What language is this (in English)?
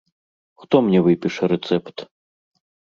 Belarusian